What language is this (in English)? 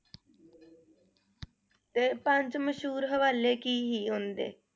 Punjabi